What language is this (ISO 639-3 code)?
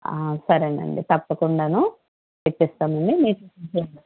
tel